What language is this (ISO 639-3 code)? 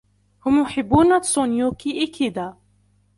ara